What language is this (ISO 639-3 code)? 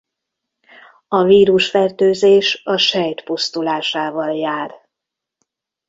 hun